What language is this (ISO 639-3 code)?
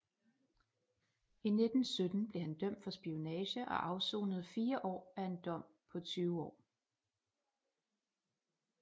dan